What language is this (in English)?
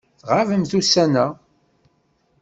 Kabyle